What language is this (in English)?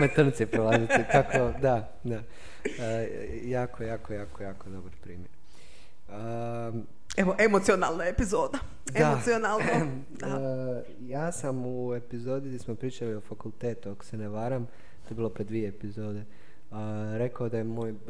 Croatian